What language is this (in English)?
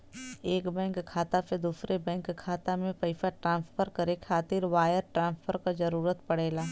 Bhojpuri